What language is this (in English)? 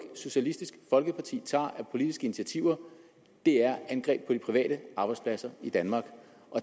Danish